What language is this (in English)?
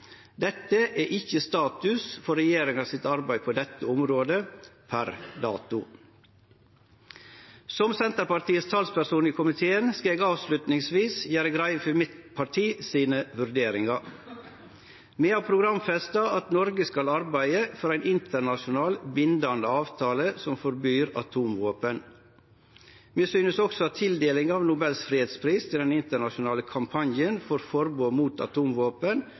Norwegian Nynorsk